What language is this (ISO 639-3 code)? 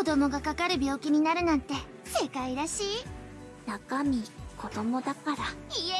jpn